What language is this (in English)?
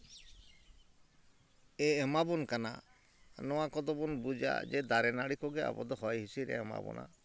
Santali